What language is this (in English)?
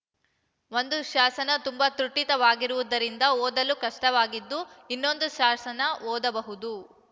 Kannada